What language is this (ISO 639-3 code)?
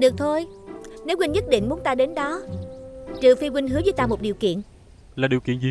vie